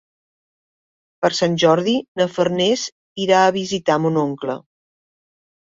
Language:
Catalan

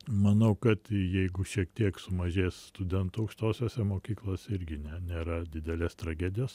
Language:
Lithuanian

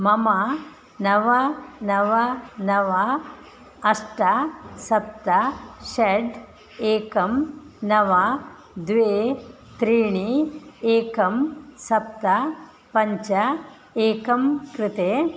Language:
Sanskrit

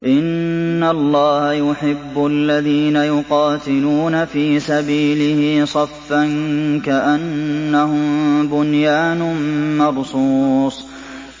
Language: Arabic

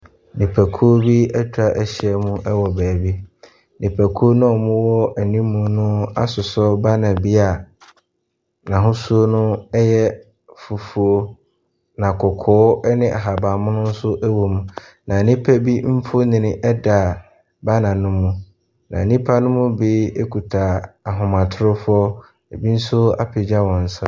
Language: Akan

